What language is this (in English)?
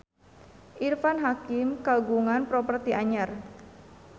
Sundanese